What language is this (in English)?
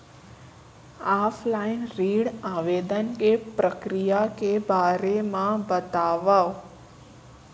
Chhattisgarhi